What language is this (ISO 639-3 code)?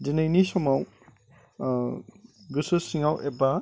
brx